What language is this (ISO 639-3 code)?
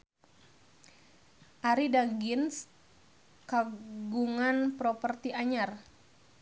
sun